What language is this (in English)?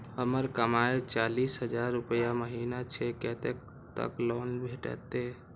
Maithili